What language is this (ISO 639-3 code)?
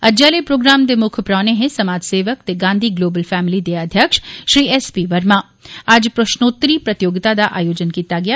doi